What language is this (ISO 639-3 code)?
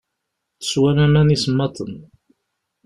kab